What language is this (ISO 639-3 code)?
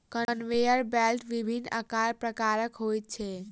mai